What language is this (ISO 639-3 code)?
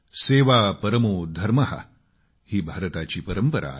mar